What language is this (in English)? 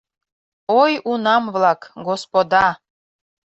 Mari